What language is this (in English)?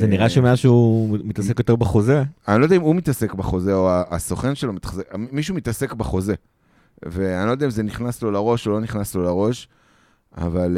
Hebrew